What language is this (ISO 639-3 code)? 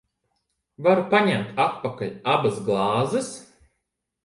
lav